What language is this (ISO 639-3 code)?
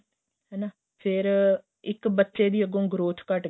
pan